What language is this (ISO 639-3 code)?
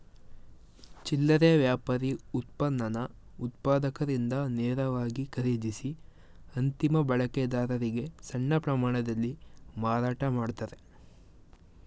kan